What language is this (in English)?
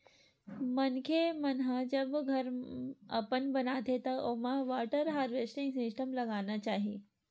Chhattisgarhi